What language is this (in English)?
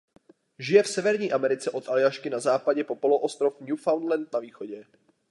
Czech